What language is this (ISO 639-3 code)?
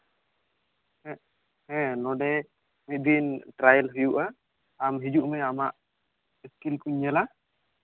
sat